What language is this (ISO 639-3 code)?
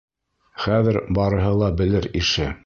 bak